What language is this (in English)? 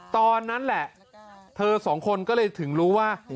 Thai